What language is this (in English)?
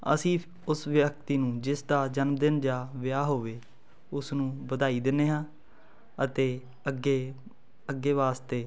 Punjabi